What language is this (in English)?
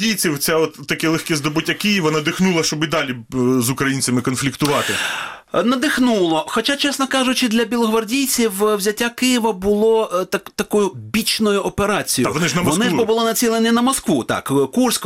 Ukrainian